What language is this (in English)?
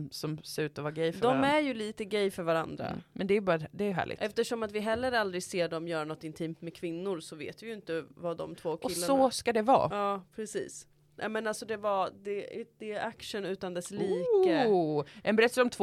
Swedish